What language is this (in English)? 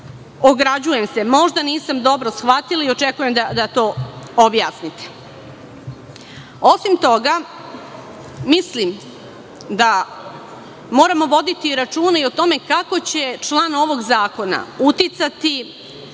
Serbian